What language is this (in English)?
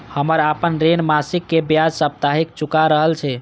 Maithili